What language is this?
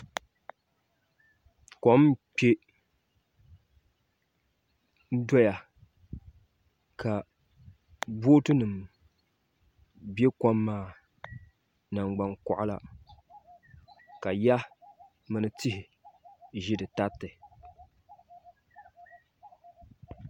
Dagbani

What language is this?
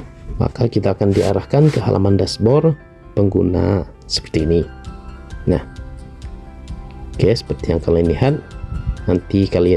Indonesian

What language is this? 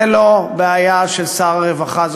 Hebrew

